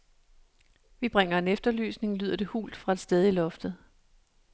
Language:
Danish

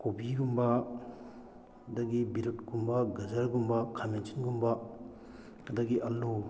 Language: Manipuri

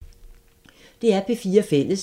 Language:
Danish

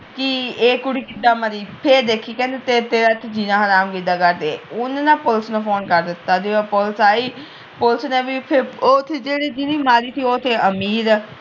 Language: Punjabi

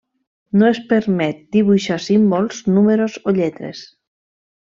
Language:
Catalan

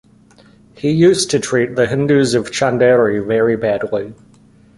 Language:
English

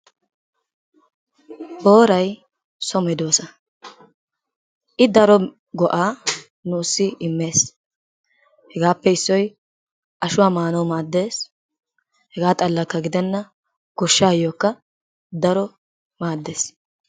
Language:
Wolaytta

